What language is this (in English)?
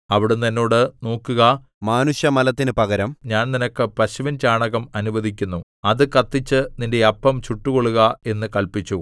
Malayalam